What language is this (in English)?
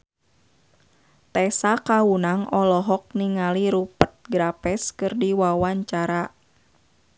Sundanese